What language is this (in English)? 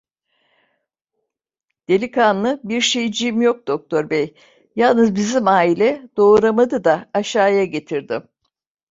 Turkish